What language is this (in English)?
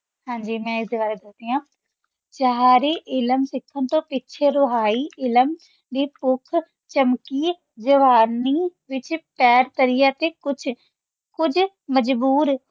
Punjabi